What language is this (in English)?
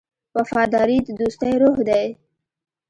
Pashto